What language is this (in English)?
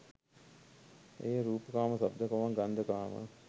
Sinhala